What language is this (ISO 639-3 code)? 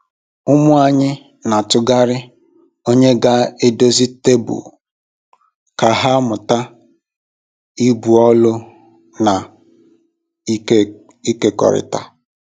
ibo